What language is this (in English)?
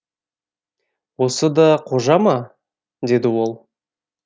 Kazakh